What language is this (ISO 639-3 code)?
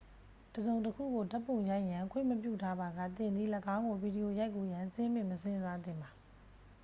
mya